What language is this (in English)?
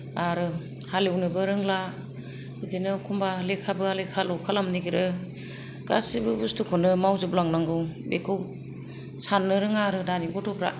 Bodo